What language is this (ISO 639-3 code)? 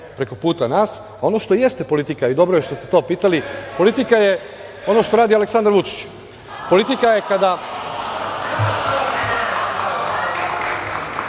srp